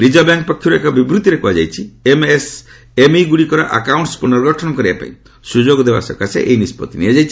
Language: Odia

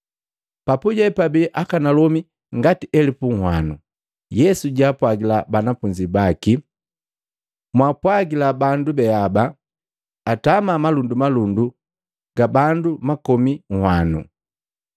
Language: Matengo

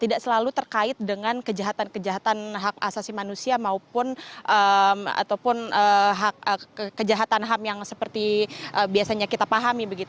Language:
Indonesian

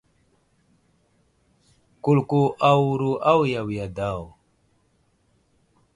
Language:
Wuzlam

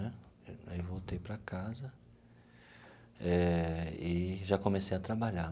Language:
Portuguese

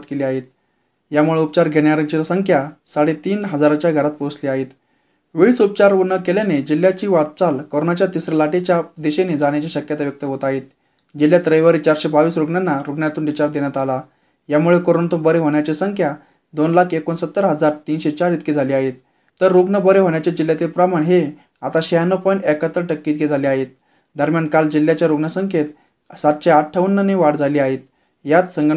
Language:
Marathi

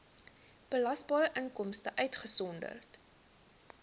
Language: Afrikaans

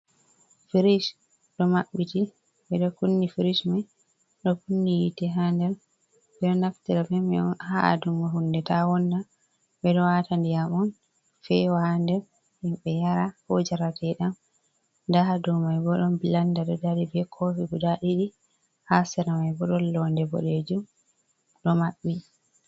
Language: Fula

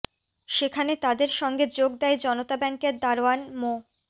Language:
Bangla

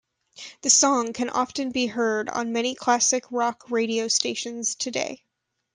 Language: English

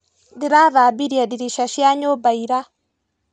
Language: Kikuyu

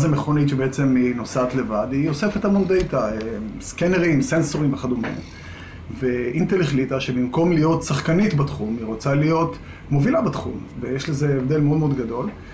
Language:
Hebrew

